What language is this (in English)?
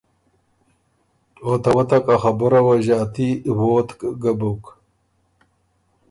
Ormuri